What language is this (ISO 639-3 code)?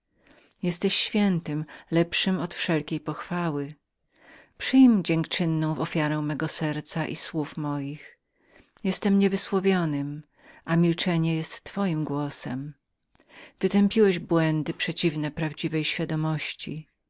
pol